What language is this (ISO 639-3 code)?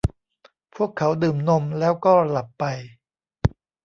tha